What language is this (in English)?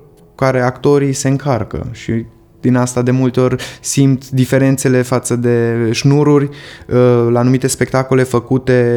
Romanian